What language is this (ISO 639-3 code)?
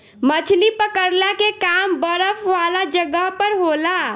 bho